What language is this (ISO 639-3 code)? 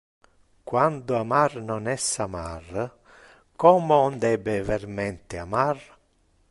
ina